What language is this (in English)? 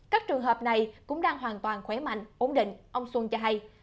Vietnamese